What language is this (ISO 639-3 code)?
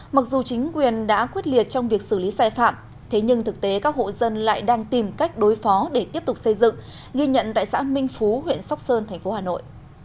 vie